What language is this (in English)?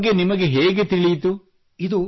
Kannada